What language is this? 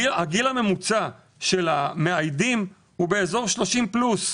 Hebrew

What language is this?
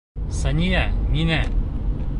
Bashkir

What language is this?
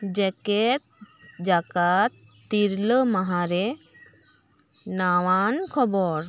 Santali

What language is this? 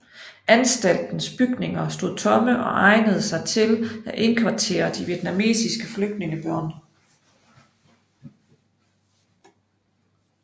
Danish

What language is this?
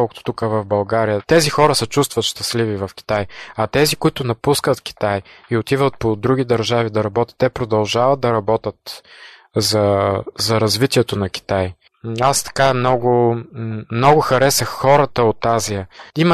Bulgarian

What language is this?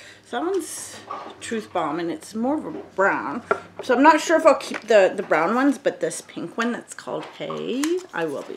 English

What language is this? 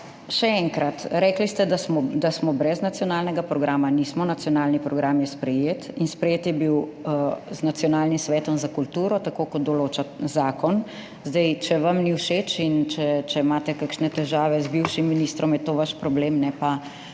Slovenian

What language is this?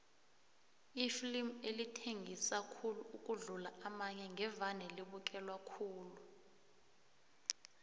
South Ndebele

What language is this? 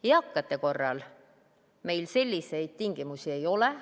Estonian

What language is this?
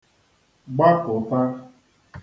Igbo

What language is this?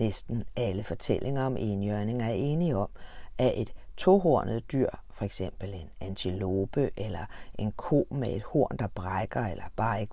Danish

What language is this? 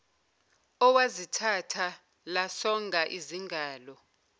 Zulu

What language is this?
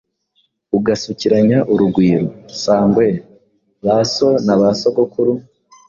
Kinyarwanda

